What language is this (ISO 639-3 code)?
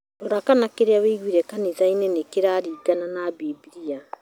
kik